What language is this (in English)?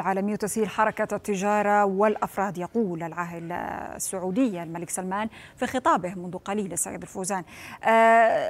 Arabic